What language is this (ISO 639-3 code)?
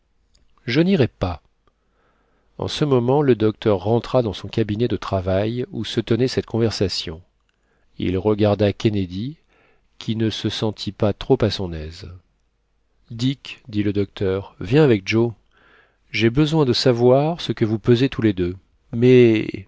fra